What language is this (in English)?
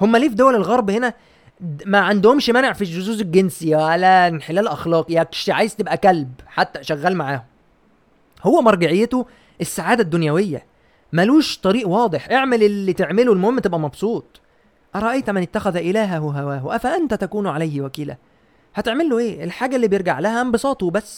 Arabic